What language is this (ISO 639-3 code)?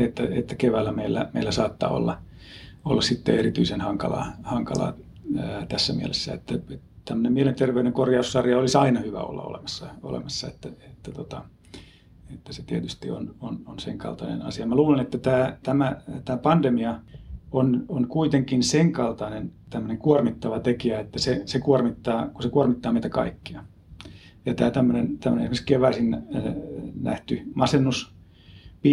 fin